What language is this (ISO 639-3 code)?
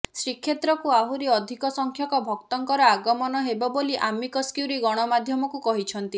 ori